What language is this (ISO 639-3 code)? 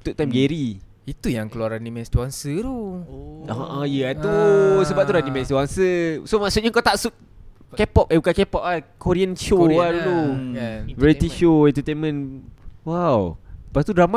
msa